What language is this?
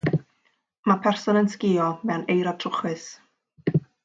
Welsh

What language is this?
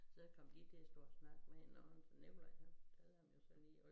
Danish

